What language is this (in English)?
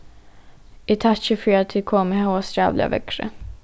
Faroese